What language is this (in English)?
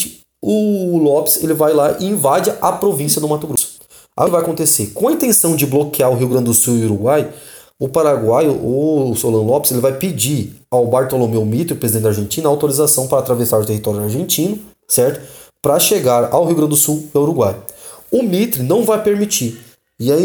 Portuguese